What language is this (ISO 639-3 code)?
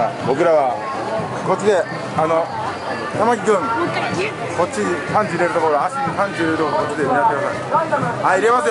jpn